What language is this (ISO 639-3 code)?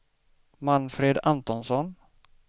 swe